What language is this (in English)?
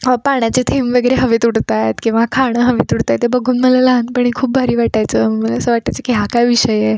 Marathi